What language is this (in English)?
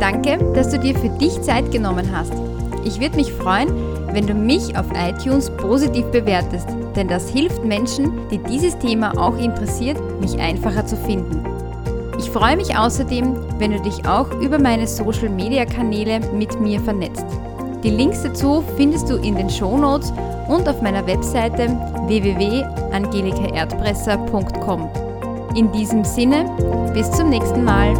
German